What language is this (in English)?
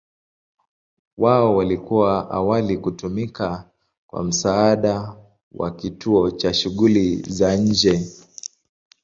Swahili